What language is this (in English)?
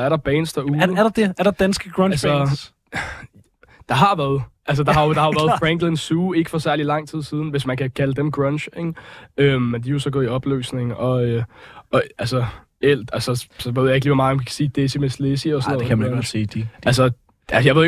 Danish